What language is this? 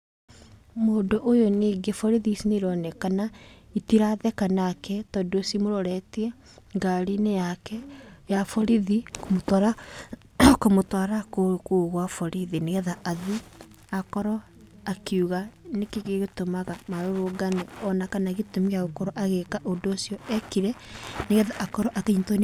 Kikuyu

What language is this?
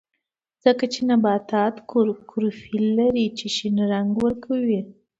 Pashto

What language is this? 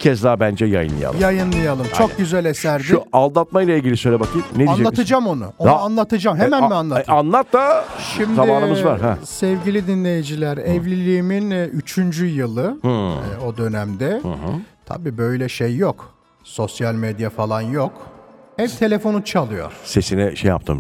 Turkish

